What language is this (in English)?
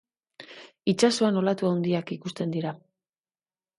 Basque